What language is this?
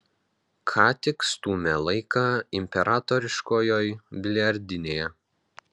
Lithuanian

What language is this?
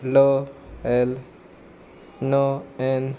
Konkani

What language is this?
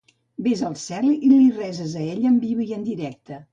Catalan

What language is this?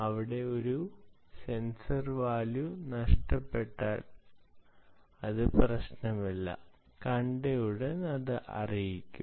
Malayalam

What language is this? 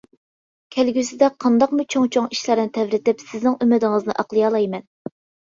Uyghur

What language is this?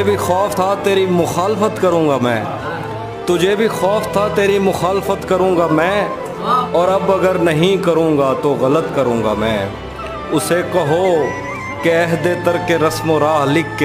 Urdu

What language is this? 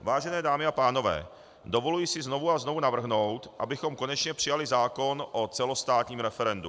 Czech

